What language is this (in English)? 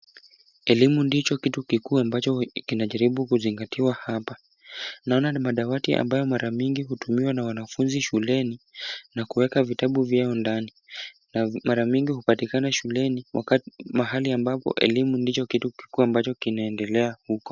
Swahili